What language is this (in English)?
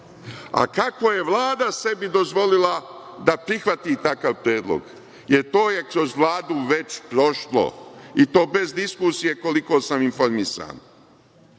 Serbian